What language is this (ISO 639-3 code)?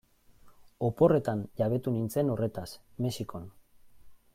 eus